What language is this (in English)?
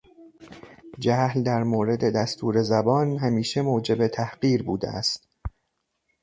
Persian